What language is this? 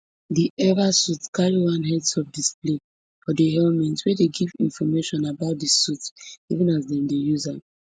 Nigerian Pidgin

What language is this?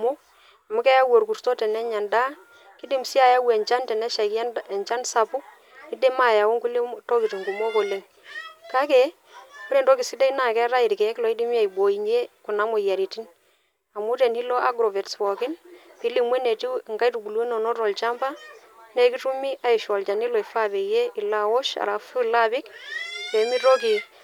Masai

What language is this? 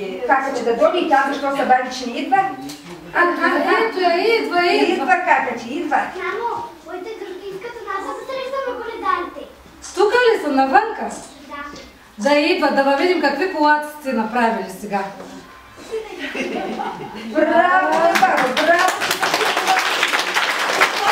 Bulgarian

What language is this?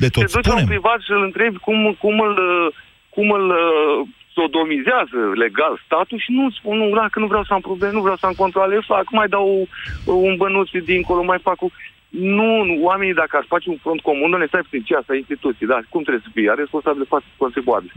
Romanian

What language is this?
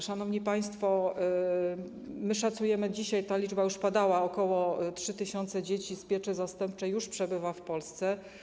Polish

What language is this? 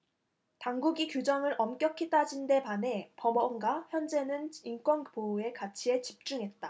Korean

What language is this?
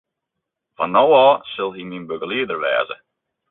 Western Frisian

